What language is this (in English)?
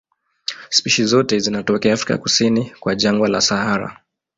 Swahili